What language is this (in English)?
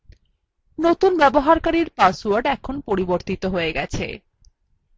Bangla